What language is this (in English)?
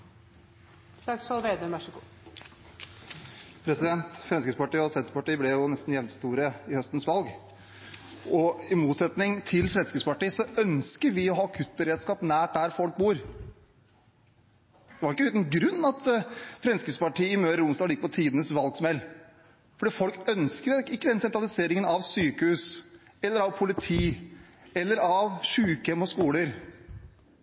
Norwegian Bokmål